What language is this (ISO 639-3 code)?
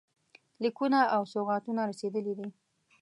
pus